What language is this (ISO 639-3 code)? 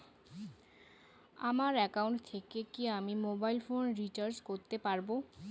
ben